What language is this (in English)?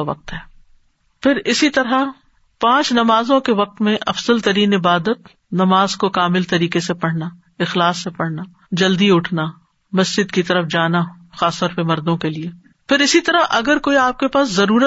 Urdu